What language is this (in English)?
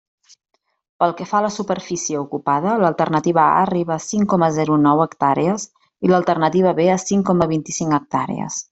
Catalan